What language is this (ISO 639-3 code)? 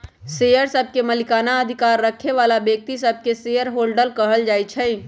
mag